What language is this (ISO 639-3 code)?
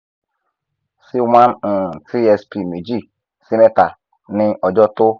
yor